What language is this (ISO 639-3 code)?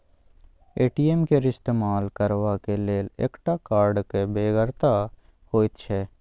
mai